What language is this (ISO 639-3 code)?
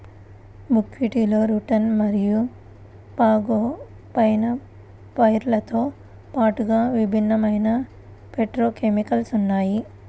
tel